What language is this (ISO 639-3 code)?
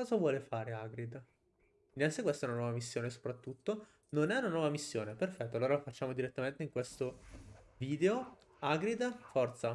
ita